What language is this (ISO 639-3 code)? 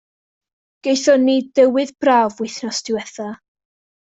cym